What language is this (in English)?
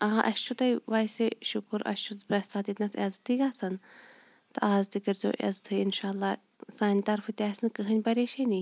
Kashmiri